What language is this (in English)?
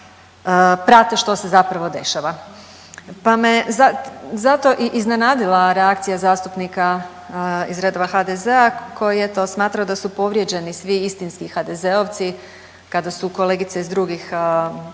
Croatian